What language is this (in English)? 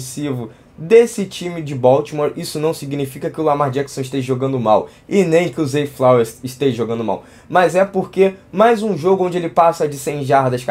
Portuguese